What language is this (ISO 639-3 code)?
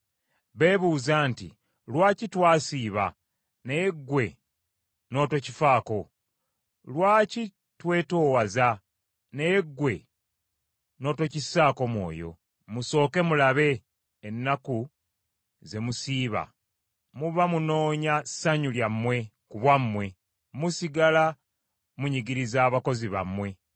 lug